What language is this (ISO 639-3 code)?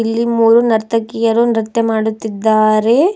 kan